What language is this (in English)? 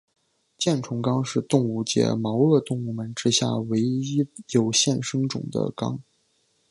Chinese